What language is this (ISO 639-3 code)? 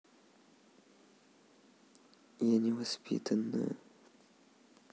rus